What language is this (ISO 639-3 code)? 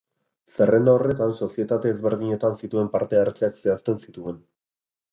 eus